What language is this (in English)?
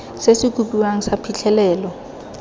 Tswana